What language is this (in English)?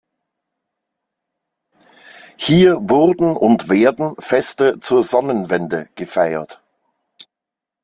German